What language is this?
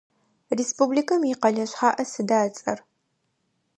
Adyghe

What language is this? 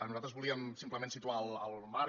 Catalan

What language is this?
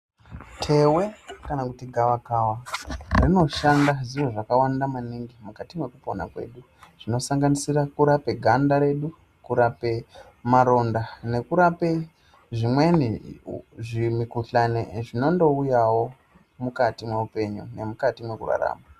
Ndau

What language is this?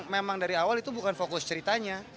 Indonesian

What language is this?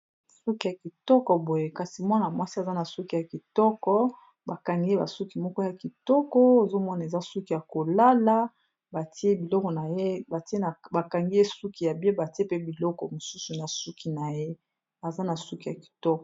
Lingala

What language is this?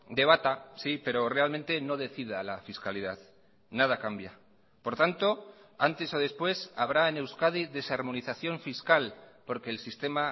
Spanish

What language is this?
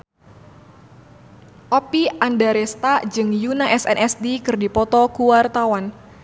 Sundanese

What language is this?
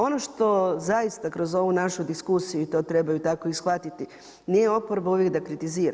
Croatian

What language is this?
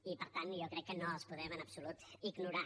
Catalan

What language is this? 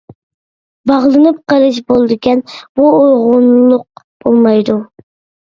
Uyghur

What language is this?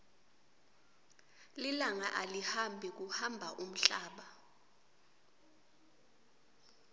Swati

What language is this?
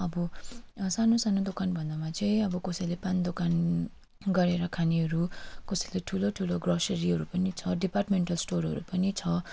Nepali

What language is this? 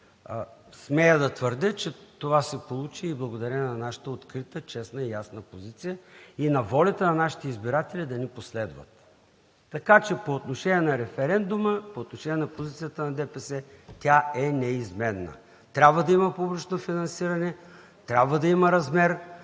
Bulgarian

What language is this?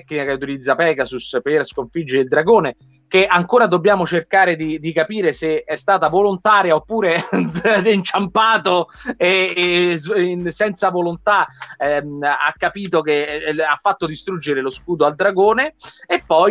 Italian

